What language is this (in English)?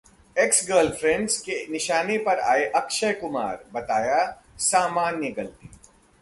Hindi